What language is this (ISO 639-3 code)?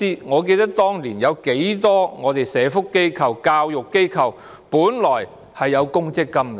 yue